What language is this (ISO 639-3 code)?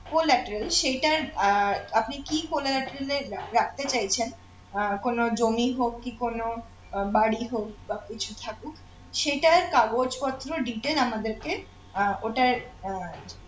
ben